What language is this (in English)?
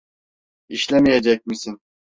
Turkish